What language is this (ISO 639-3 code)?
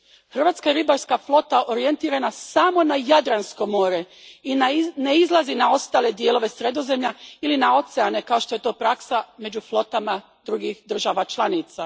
hrv